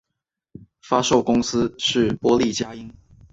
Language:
Chinese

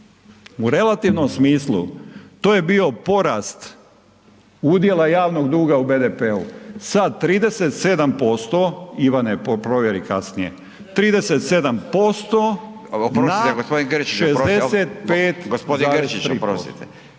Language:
Croatian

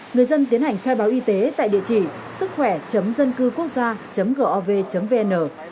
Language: Vietnamese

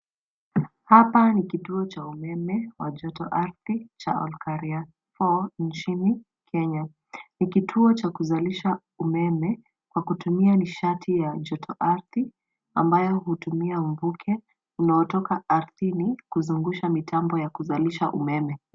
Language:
Swahili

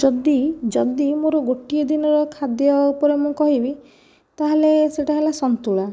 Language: Odia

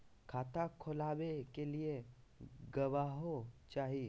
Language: Magahi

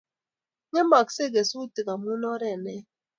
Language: Kalenjin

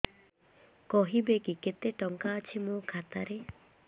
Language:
Odia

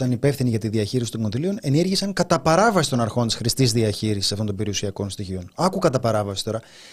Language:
Greek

